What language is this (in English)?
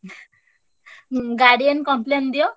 Odia